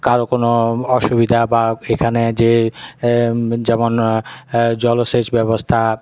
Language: Bangla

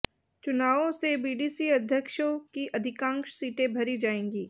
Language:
Hindi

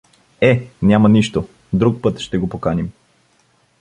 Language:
Bulgarian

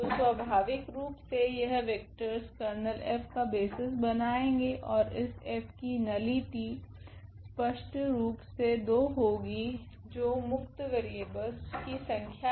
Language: Hindi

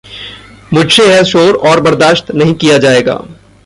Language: Hindi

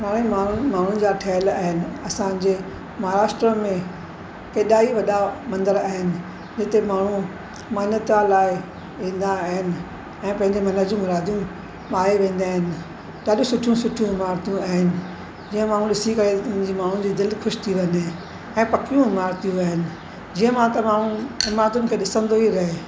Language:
Sindhi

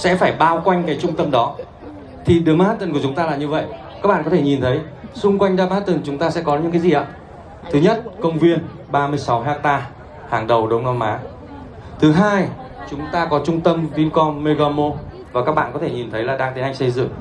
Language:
Vietnamese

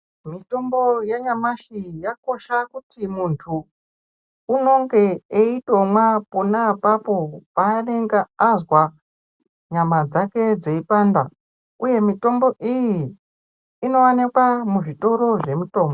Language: Ndau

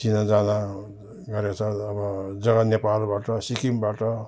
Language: Nepali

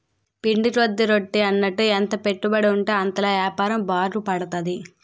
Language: Telugu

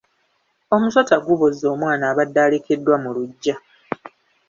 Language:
Ganda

